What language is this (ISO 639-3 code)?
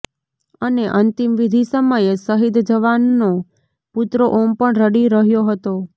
guj